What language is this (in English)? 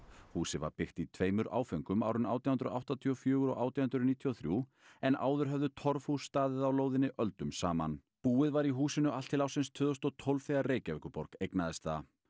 Icelandic